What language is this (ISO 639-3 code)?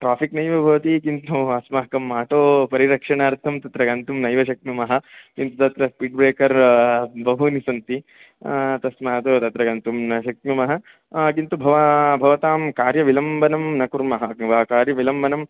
san